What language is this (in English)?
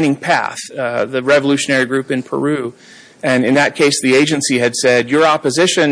English